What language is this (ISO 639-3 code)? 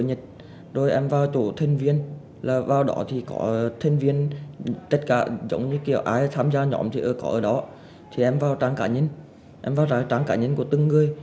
vie